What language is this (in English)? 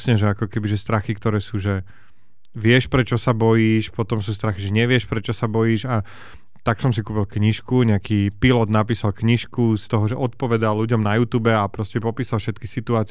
Slovak